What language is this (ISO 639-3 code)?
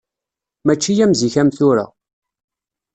kab